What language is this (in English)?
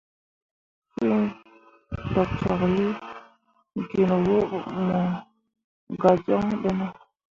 Mundang